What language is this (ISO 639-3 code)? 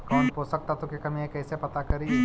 mag